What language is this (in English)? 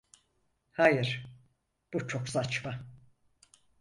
Turkish